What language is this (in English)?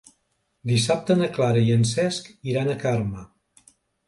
Catalan